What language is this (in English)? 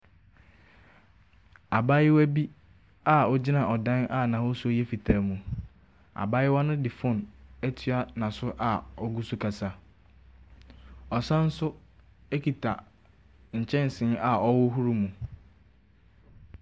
Akan